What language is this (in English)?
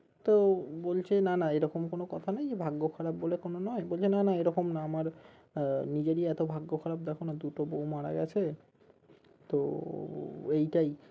Bangla